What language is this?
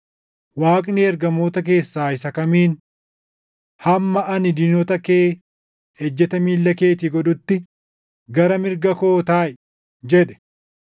Oromo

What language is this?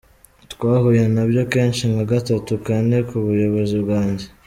Kinyarwanda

